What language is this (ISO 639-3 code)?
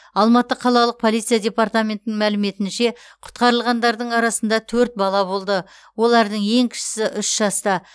kaz